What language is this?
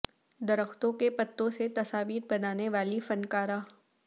Urdu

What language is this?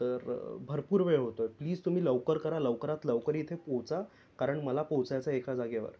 Marathi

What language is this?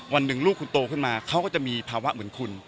Thai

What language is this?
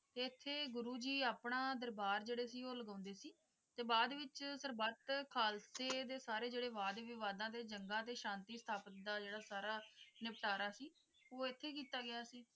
Punjabi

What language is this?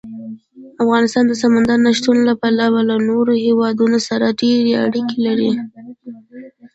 Pashto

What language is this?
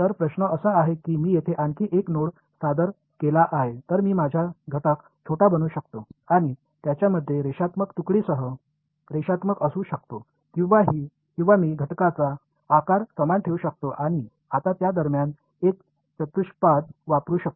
Marathi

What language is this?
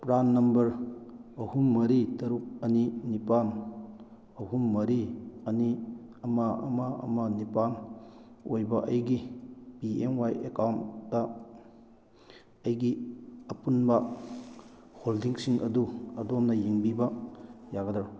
Manipuri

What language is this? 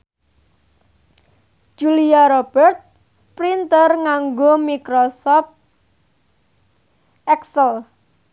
Javanese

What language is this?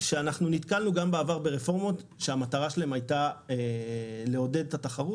Hebrew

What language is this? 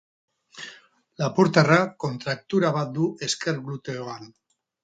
Basque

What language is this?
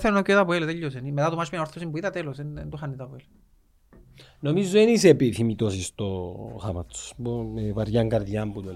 Greek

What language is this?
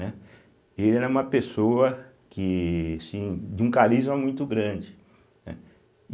Portuguese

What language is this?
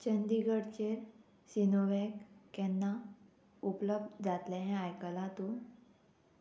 Konkani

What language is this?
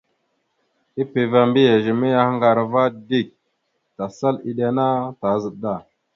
Mada (Cameroon)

